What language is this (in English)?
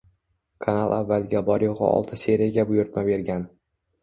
Uzbek